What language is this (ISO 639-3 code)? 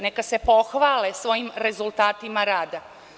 srp